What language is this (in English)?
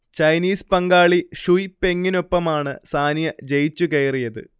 Malayalam